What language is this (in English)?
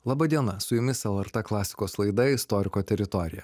Lithuanian